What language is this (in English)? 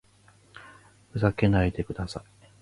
Japanese